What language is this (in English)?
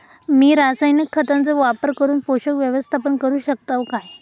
Marathi